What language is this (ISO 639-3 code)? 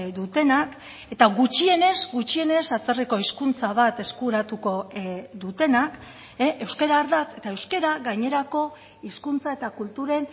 eus